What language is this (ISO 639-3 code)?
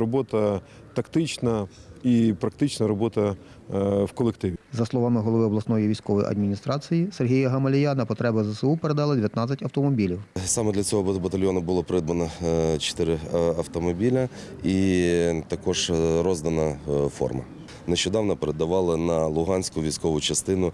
ukr